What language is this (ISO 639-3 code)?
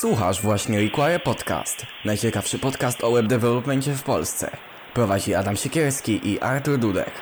pol